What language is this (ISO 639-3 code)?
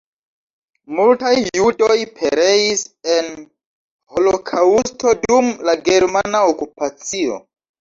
epo